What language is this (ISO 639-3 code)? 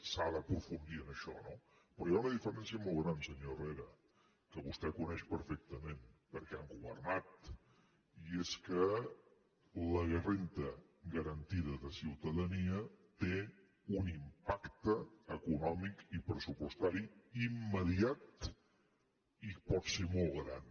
cat